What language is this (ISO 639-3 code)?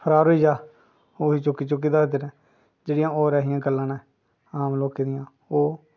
doi